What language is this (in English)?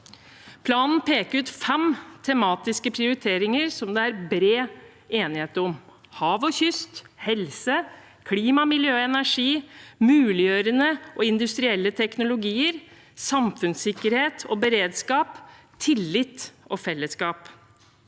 Norwegian